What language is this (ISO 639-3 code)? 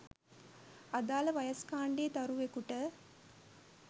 sin